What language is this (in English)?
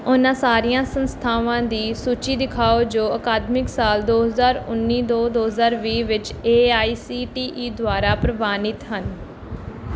Punjabi